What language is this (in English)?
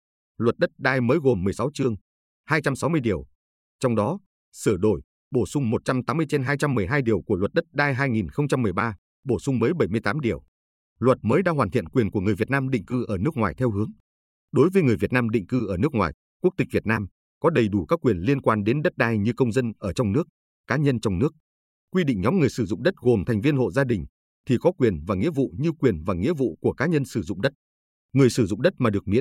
Vietnamese